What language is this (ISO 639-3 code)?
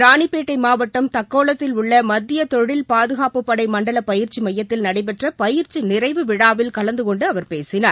tam